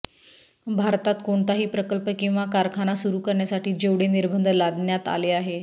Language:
Marathi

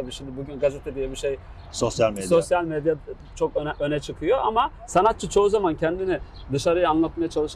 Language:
Turkish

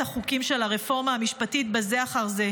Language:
Hebrew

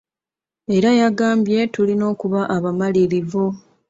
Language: Ganda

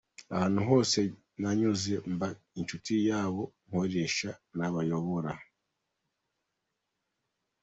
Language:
Kinyarwanda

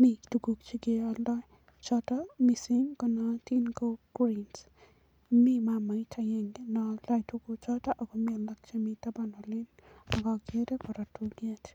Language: Kalenjin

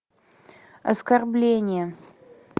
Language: Russian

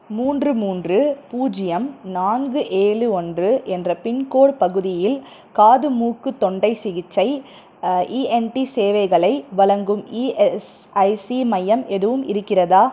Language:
Tamil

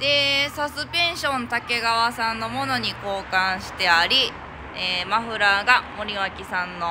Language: Japanese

